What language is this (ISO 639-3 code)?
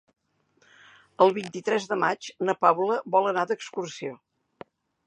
cat